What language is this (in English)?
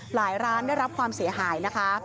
Thai